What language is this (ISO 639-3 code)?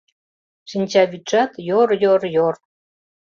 chm